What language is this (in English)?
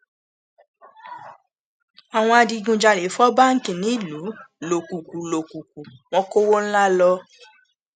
Yoruba